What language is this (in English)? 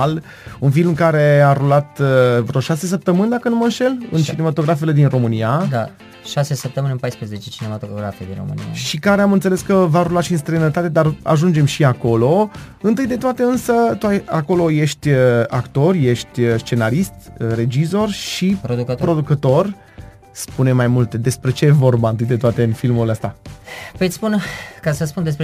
Romanian